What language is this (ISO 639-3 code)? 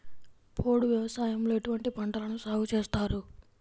tel